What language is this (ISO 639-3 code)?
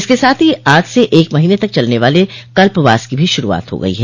hin